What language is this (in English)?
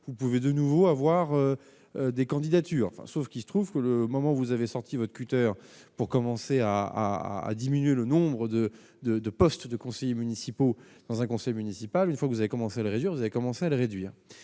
French